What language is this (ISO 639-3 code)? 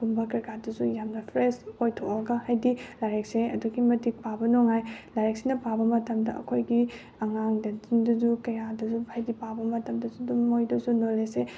mni